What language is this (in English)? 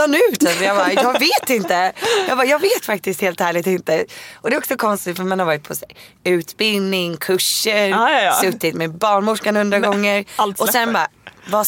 Swedish